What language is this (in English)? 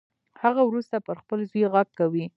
Pashto